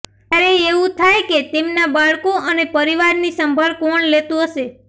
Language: Gujarati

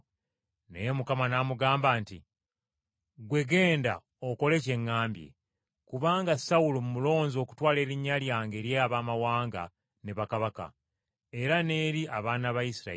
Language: Ganda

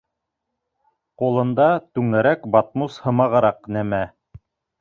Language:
Bashkir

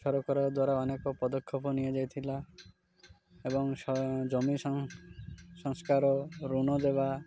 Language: Odia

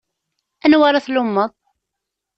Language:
Kabyle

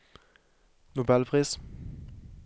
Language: Norwegian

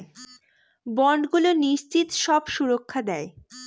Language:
Bangla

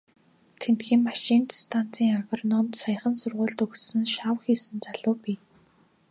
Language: Mongolian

